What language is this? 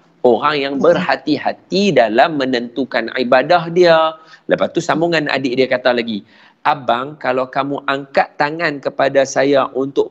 Malay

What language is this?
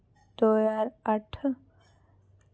Dogri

